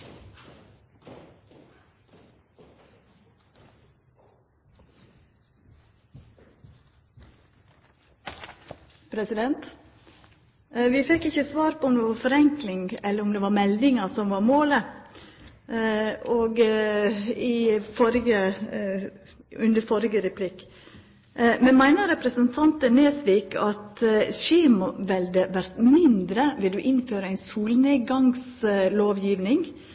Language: Norwegian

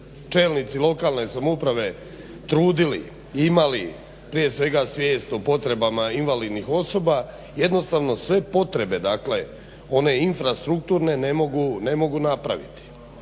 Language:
Croatian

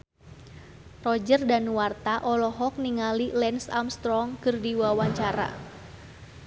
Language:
Sundanese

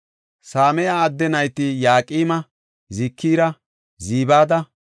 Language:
Gofa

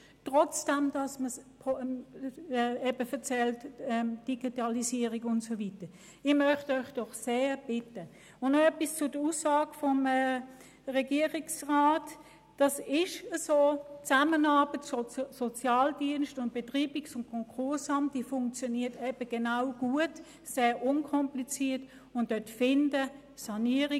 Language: Swiss German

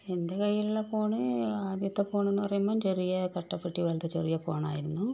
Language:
Malayalam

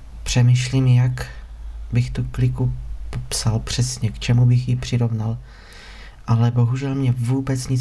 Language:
Czech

